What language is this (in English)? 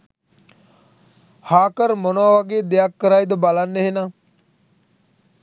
Sinhala